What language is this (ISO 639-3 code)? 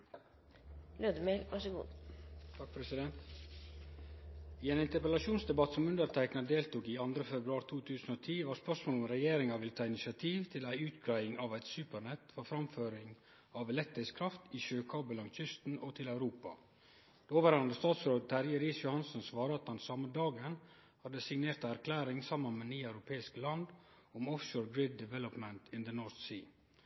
nno